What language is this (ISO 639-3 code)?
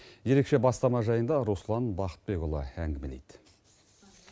kaz